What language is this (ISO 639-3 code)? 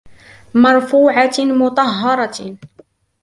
ara